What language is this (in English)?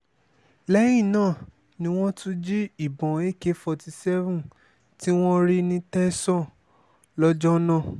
Yoruba